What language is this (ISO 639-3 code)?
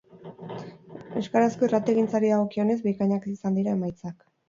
eus